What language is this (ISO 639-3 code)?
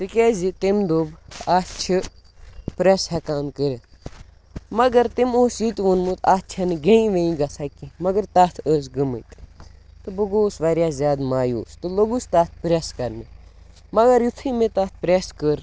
kas